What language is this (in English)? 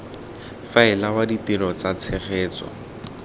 Tswana